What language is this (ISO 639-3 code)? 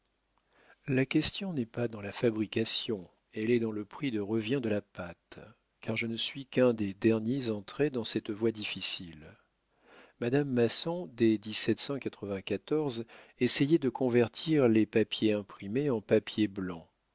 fra